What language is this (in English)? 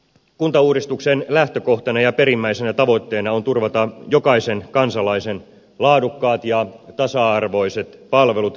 Finnish